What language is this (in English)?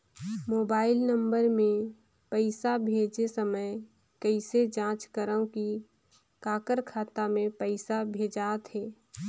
Chhattisgarhi